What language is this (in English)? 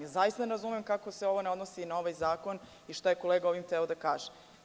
Serbian